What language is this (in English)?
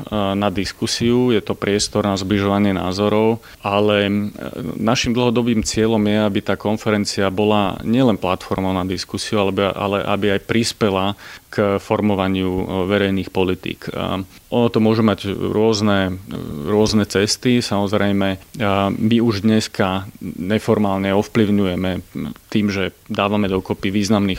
Slovak